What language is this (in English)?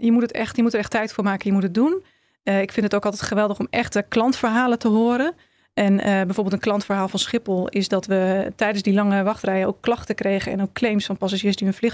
Dutch